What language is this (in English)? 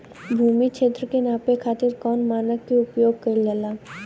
Bhojpuri